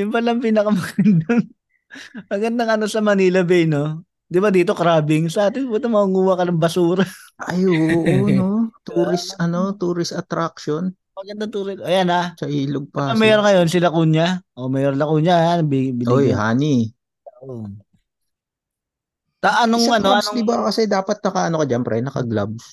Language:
Filipino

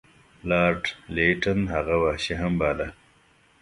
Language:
Pashto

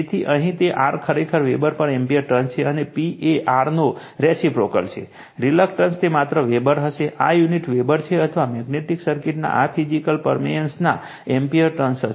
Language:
Gujarati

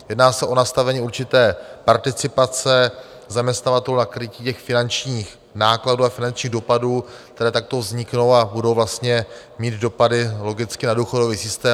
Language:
Czech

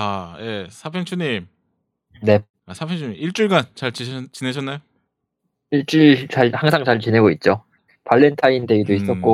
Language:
Korean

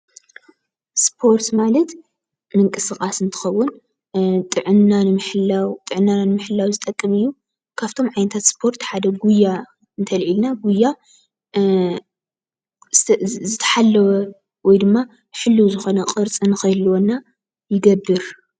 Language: Tigrinya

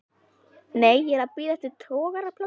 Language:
Icelandic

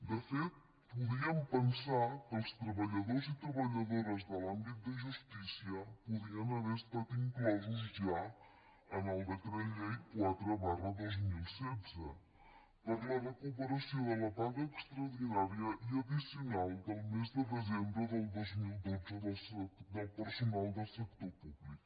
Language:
Catalan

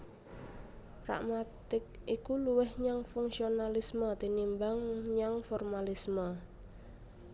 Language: Javanese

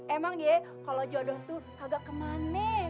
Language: Indonesian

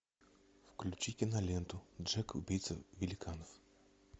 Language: Russian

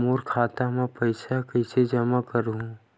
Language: Chhattisgarhi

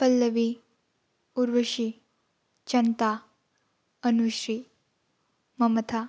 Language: Bodo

